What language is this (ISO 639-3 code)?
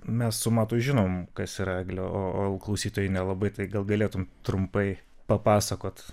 lit